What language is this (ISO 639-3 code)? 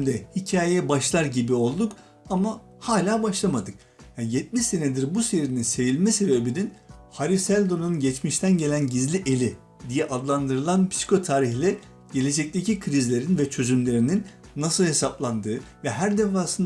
tur